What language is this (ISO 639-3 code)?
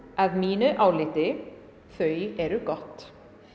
isl